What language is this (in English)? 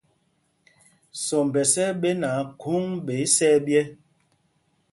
Mpumpong